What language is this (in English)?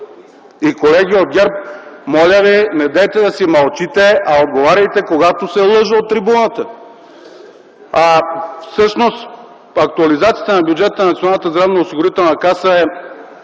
Bulgarian